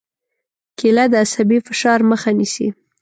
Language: Pashto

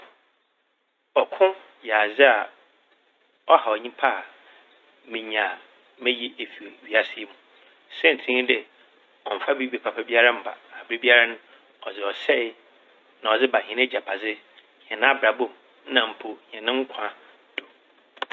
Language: Akan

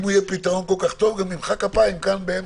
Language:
Hebrew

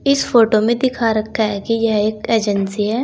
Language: Hindi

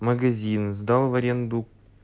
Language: Russian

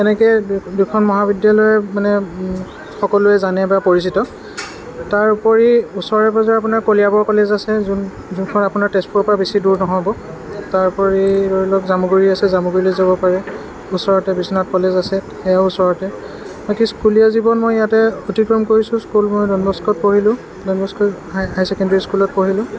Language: Assamese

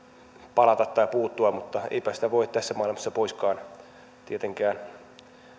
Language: Finnish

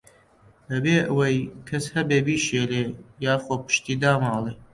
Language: Central Kurdish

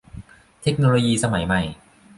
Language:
Thai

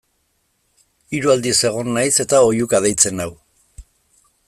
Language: Basque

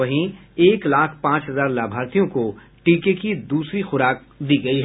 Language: Hindi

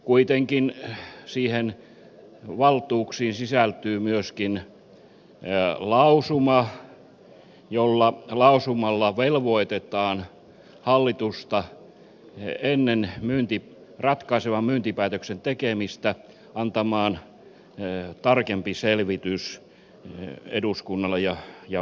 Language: Finnish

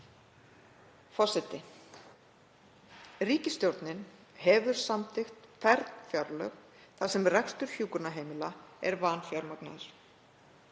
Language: Icelandic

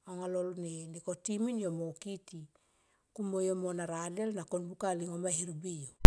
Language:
Tomoip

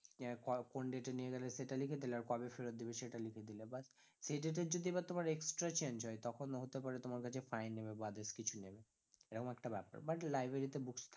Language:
Bangla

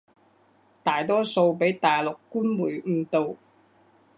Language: Cantonese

